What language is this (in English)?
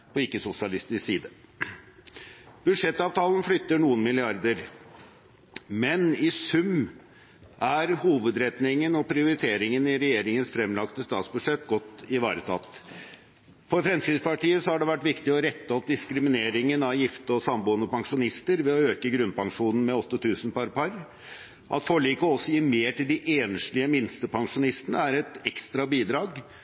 Norwegian Bokmål